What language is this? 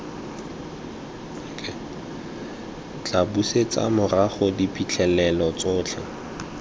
Tswana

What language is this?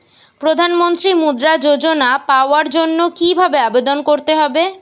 Bangla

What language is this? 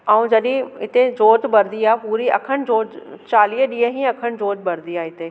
Sindhi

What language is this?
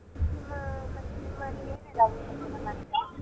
Kannada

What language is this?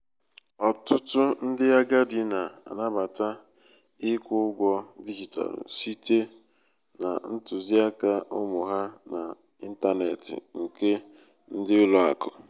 Igbo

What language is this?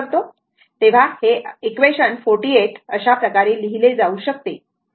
Marathi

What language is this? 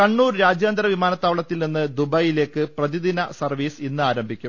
Malayalam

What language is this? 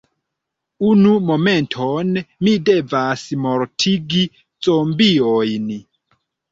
Esperanto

